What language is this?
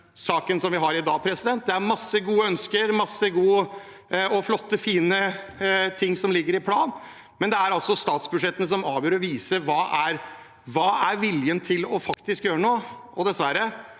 Norwegian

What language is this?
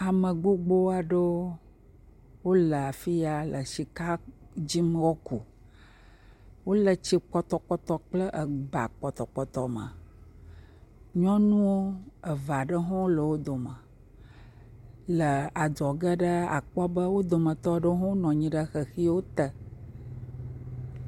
Ewe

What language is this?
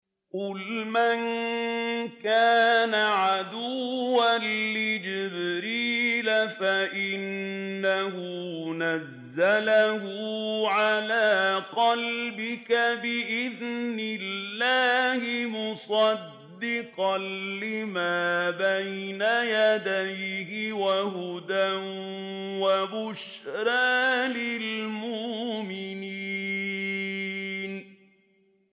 Arabic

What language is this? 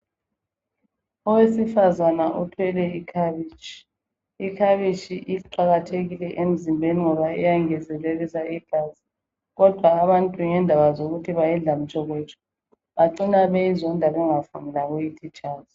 North Ndebele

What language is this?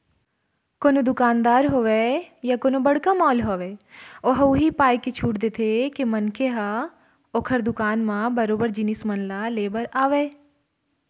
Chhattisgarhi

